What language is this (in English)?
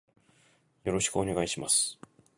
Japanese